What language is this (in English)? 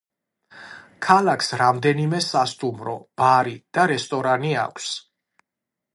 Georgian